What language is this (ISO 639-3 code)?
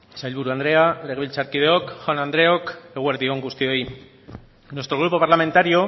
eus